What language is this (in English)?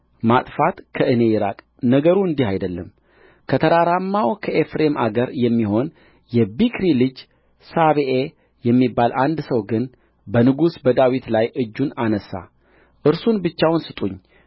Amharic